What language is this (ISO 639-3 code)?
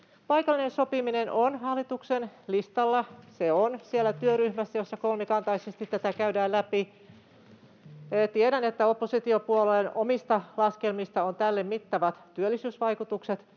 fin